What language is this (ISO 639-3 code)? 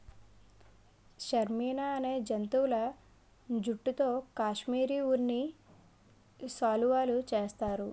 tel